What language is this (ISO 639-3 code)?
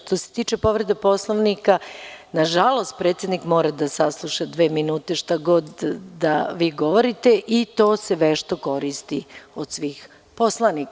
srp